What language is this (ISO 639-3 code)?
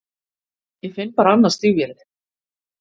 isl